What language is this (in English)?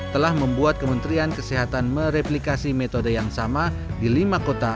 Indonesian